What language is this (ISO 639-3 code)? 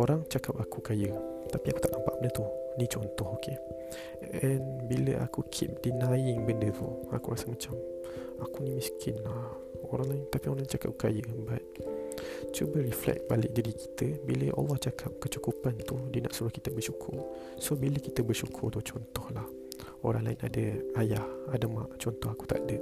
msa